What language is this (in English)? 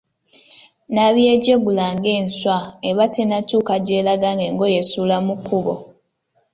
Ganda